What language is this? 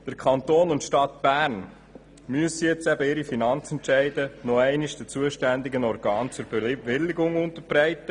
Swiss German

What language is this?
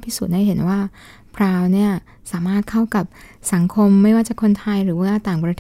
Thai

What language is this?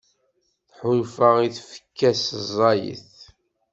Kabyle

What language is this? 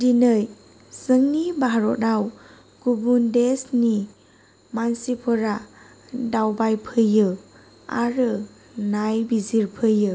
Bodo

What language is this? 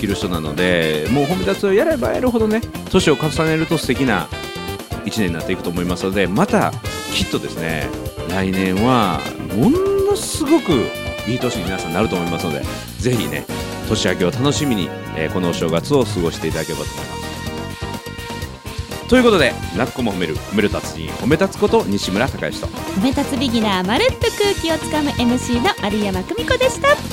Japanese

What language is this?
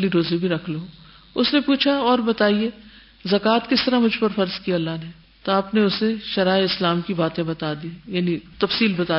Urdu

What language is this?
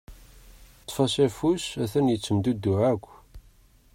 Kabyle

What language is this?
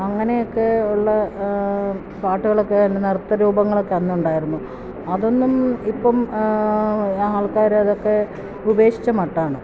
Malayalam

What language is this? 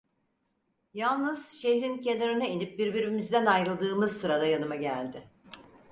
Turkish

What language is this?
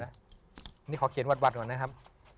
Thai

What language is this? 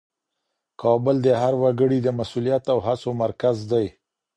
Pashto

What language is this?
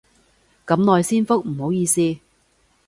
Cantonese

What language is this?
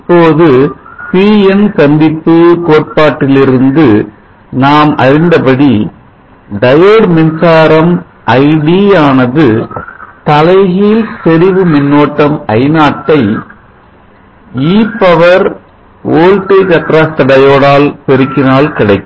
Tamil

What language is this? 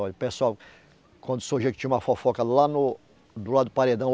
Portuguese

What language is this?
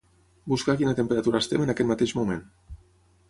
Catalan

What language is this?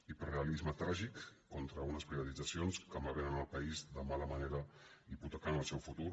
Catalan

